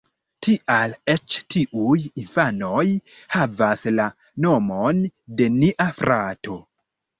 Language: Esperanto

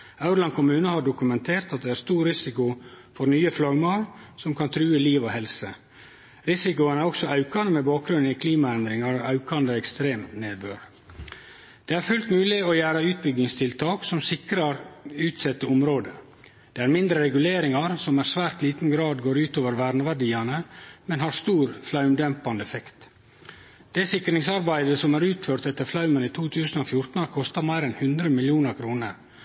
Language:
Norwegian Nynorsk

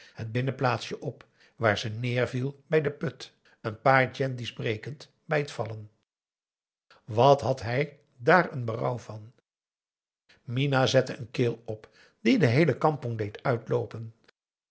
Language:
Dutch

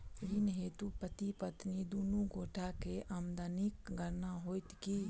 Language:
Maithili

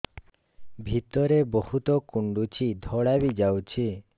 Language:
Odia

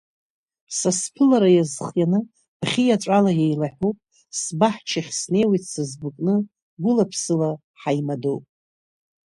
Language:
Abkhazian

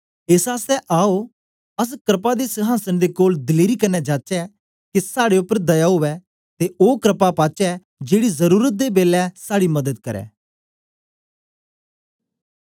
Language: Dogri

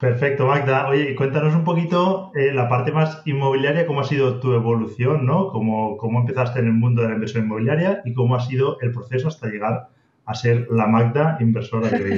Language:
Spanish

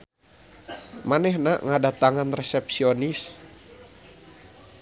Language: Sundanese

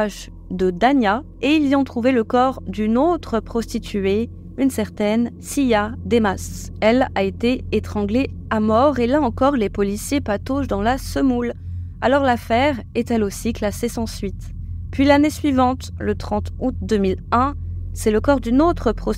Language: French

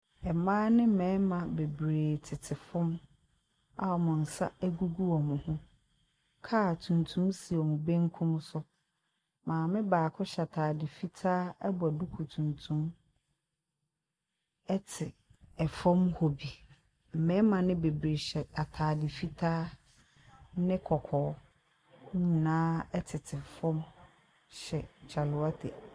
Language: Akan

